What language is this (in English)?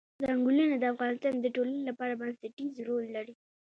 Pashto